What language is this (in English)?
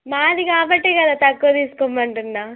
Telugu